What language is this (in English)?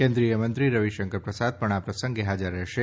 Gujarati